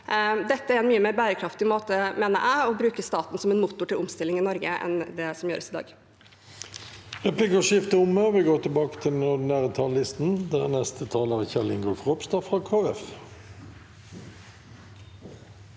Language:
Norwegian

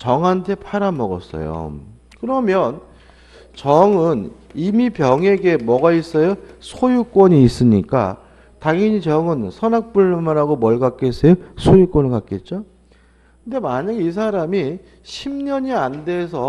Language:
Korean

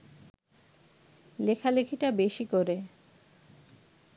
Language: Bangla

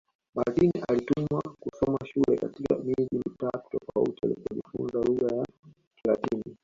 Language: Swahili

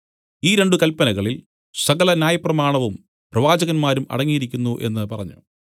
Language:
Malayalam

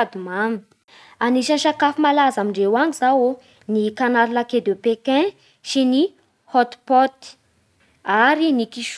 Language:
Bara Malagasy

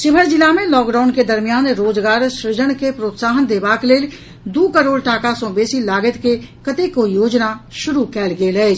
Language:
Maithili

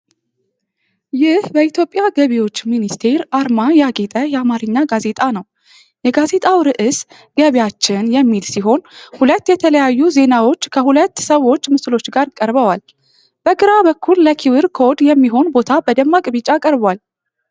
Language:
Amharic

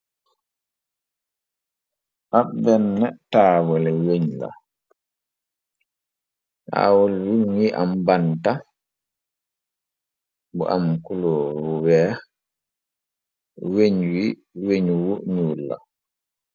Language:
Wolof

